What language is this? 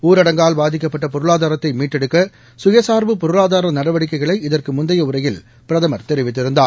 Tamil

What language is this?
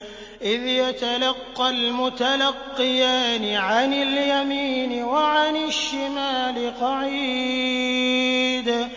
Arabic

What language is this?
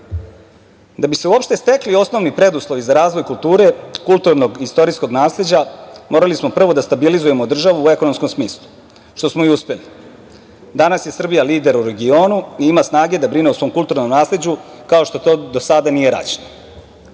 Serbian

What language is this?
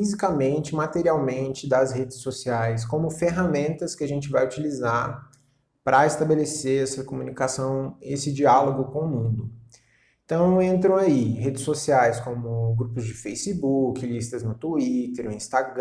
Portuguese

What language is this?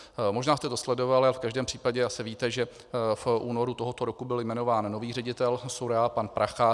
Czech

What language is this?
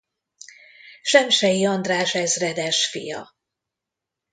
Hungarian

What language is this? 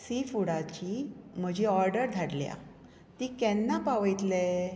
Konkani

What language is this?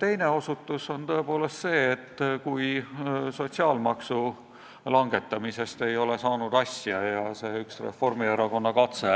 Estonian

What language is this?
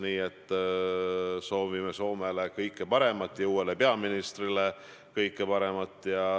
Estonian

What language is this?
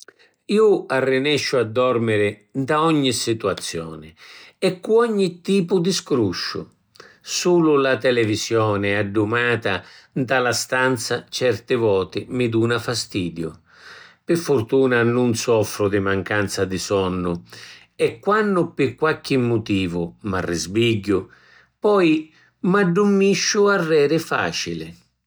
Sicilian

